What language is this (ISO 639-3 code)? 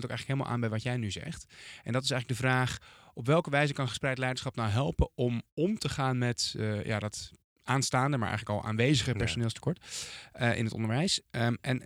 nld